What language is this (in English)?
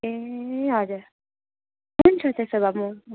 Nepali